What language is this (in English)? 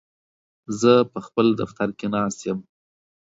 Pashto